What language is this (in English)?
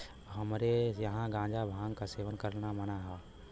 Bhojpuri